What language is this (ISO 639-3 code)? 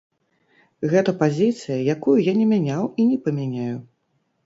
bel